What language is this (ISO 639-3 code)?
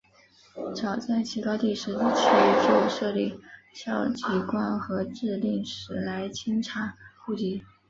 zho